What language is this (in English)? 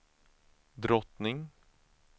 Swedish